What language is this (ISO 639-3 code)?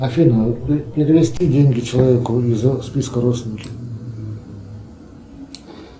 rus